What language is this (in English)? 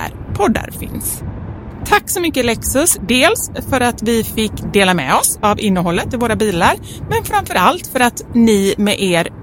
Swedish